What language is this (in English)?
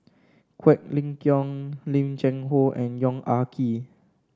English